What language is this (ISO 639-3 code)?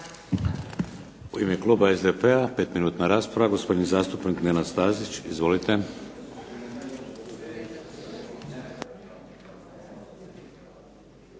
hrv